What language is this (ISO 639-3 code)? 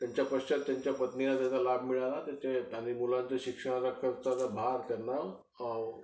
mar